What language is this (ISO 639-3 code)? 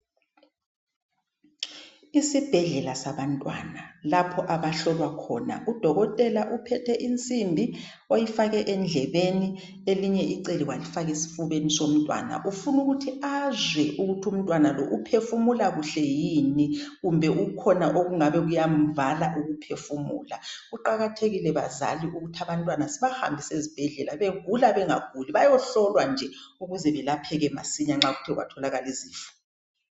nde